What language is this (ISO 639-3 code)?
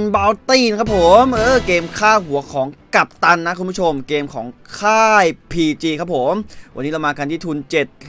tha